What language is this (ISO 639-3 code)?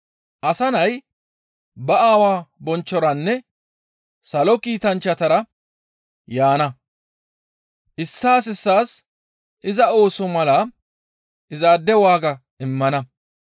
gmv